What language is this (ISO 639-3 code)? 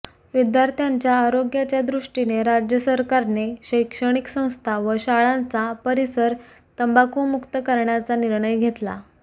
mar